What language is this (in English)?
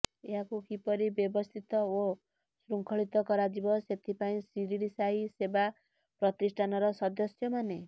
Odia